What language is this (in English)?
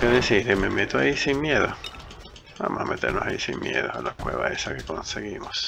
Spanish